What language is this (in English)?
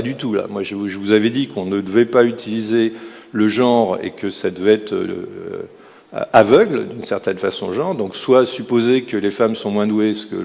French